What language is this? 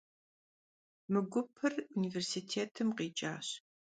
Kabardian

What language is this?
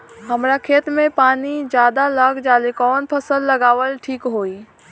Bhojpuri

